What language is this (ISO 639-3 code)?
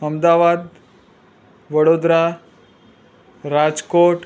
guj